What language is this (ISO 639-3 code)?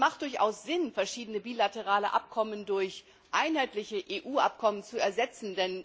deu